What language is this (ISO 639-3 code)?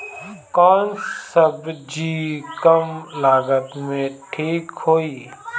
bho